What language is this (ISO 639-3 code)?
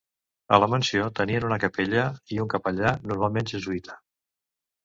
cat